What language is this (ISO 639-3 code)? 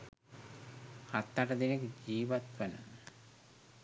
sin